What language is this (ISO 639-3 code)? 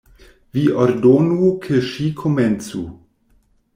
epo